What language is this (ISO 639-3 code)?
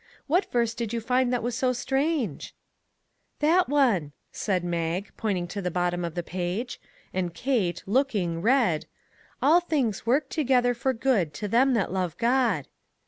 eng